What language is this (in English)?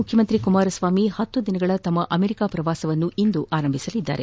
Kannada